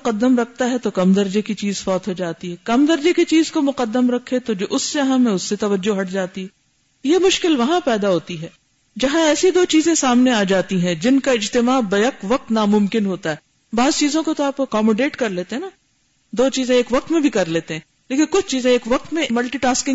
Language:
Urdu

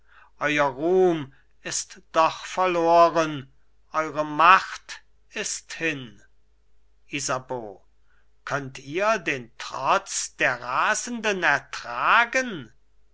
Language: German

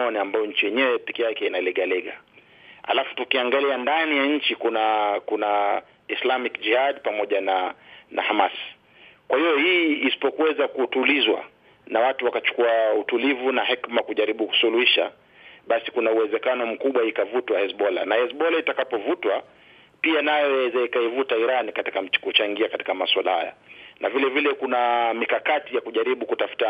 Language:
Swahili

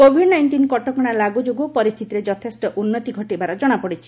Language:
Odia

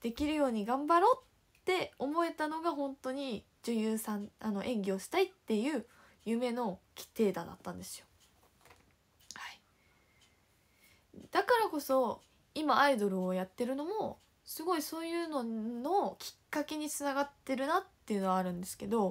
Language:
Japanese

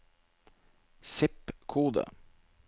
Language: Norwegian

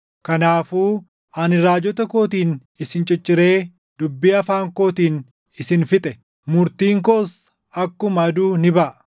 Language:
Oromo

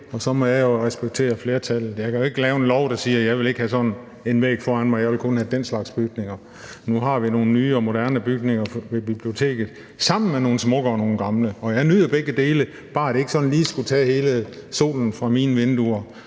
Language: Danish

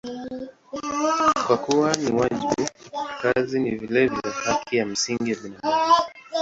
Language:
Swahili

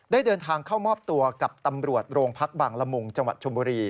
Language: Thai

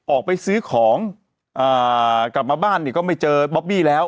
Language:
Thai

